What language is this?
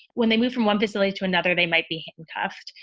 English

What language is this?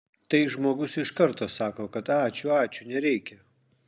Lithuanian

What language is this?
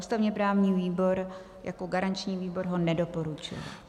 Czech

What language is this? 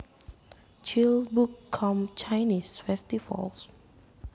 Javanese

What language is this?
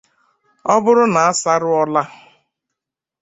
Igbo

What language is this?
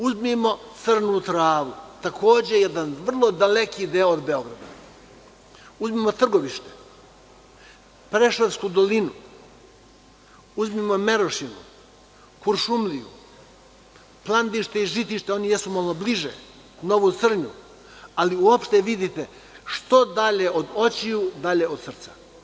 Serbian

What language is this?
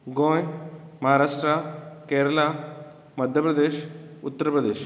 Konkani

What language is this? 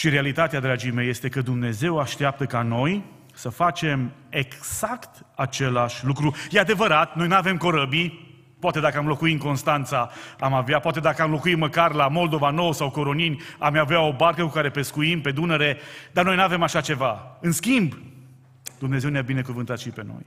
Romanian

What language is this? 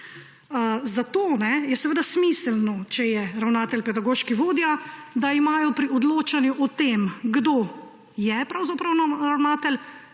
Slovenian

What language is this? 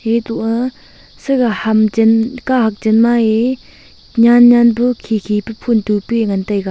Wancho Naga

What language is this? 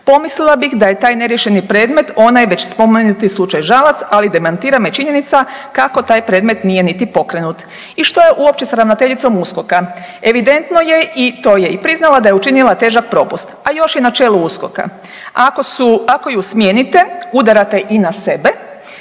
Croatian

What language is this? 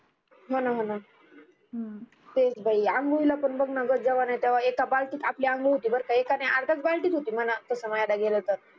Marathi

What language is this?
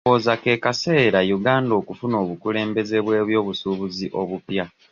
Ganda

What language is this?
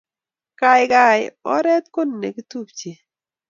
Kalenjin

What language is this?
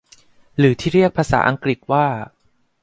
Thai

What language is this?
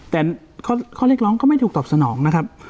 Thai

